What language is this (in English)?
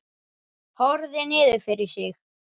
Icelandic